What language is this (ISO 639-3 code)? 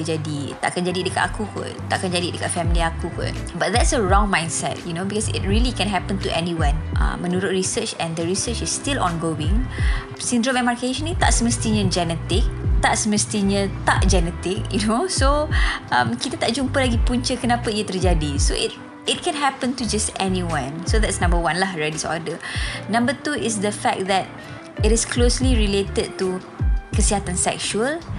msa